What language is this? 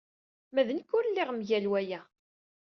Kabyle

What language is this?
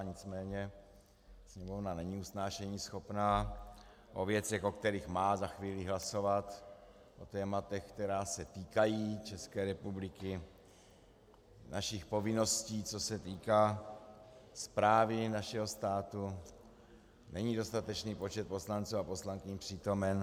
Czech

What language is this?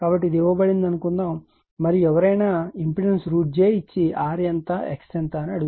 Telugu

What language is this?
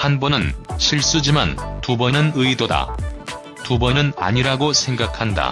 Korean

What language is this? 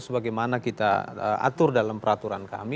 Indonesian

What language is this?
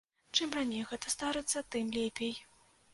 Belarusian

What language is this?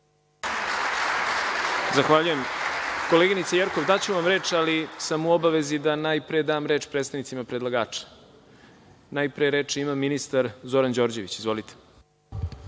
Serbian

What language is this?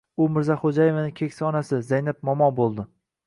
Uzbek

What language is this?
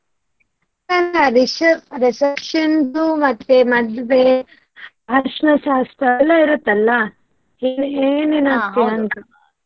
Kannada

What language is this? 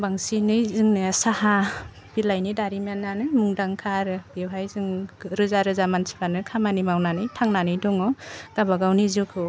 Bodo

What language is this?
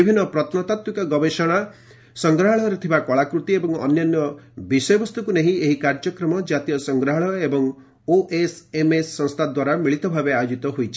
Odia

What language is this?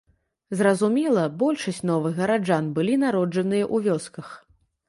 Belarusian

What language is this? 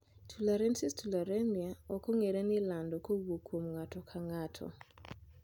Luo (Kenya and Tanzania)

